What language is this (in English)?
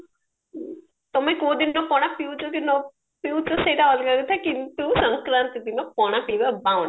Odia